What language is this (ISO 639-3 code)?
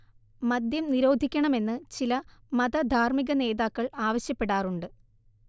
mal